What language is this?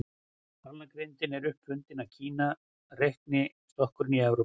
Icelandic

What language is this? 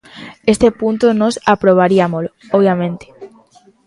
Galician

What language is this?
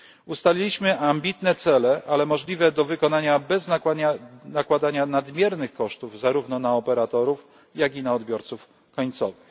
Polish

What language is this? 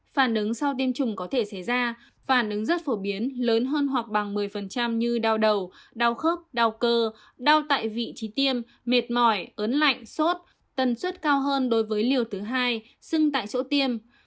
Vietnamese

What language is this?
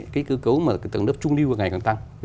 Vietnamese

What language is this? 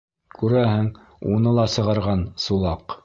Bashkir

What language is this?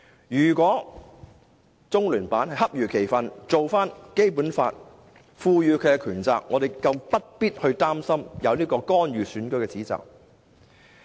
Cantonese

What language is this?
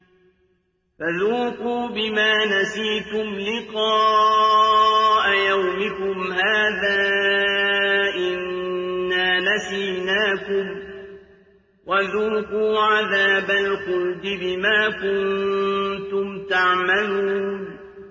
Arabic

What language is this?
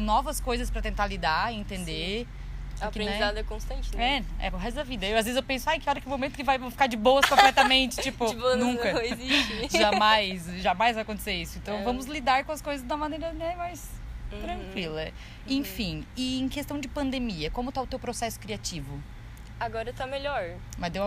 Portuguese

